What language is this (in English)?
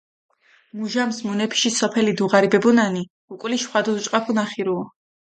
Mingrelian